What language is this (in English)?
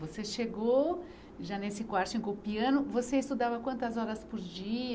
Portuguese